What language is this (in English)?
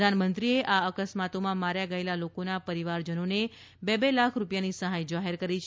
Gujarati